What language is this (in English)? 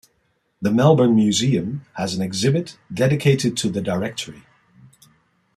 English